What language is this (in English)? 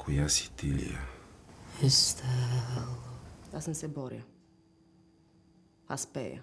Romanian